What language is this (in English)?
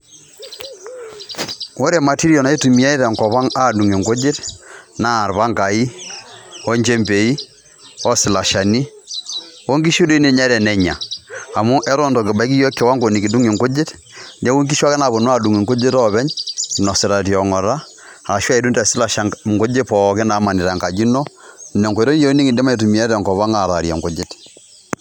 Masai